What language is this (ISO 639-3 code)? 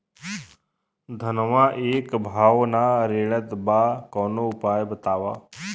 bho